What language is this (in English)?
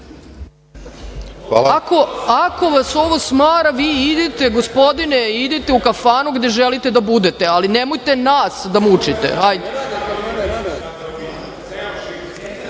Serbian